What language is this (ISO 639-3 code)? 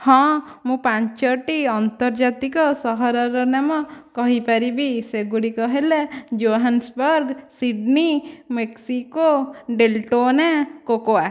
ori